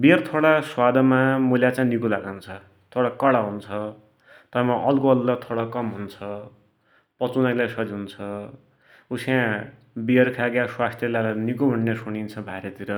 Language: Dotyali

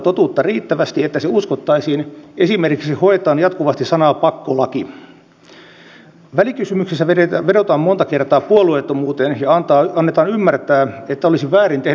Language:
Finnish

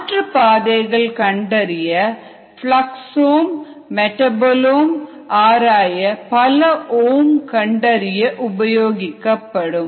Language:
Tamil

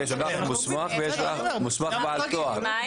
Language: Hebrew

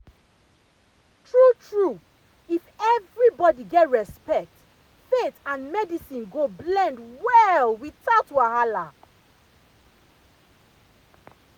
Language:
Nigerian Pidgin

